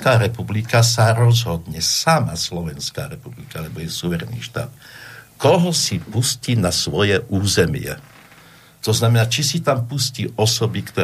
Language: Slovak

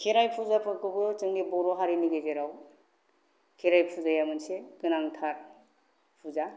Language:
Bodo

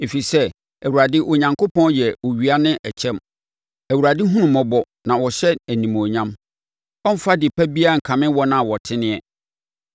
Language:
Akan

